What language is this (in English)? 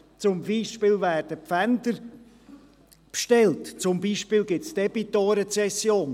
Swiss German